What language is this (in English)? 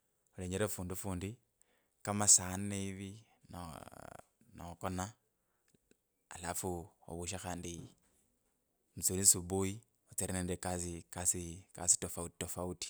Kabras